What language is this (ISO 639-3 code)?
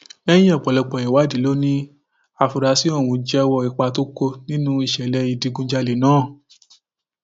yor